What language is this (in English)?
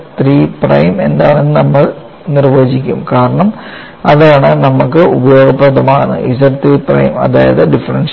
Malayalam